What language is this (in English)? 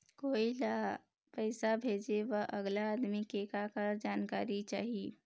Chhattisgarhi